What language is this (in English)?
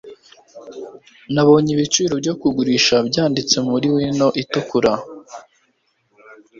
Kinyarwanda